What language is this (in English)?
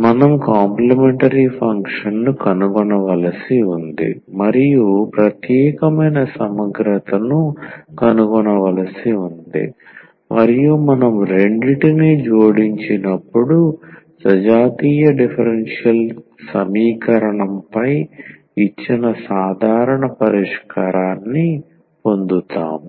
Telugu